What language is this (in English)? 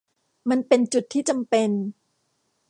Thai